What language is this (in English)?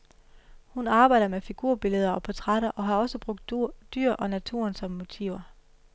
Danish